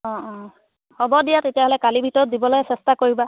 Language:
Assamese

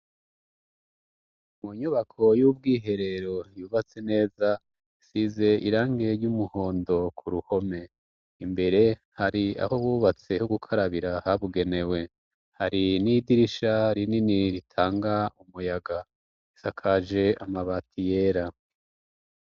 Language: Rundi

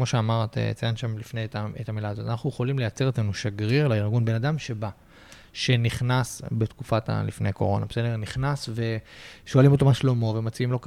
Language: Hebrew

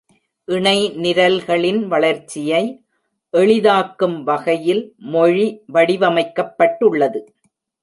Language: Tamil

